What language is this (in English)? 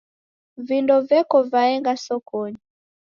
Taita